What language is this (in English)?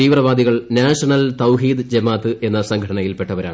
Malayalam